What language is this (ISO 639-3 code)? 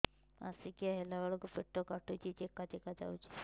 ori